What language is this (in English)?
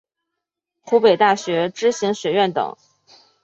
Chinese